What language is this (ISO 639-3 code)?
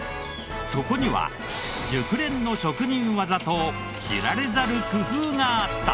jpn